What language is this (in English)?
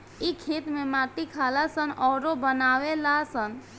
Bhojpuri